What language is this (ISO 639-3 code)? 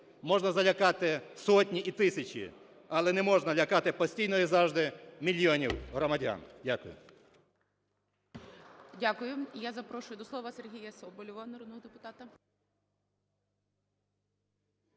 ukr